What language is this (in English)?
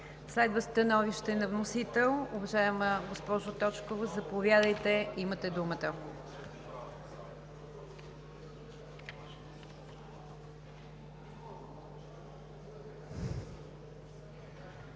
Bulgarian